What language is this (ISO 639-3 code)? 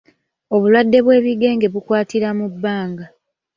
lug